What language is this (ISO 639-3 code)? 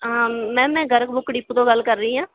pan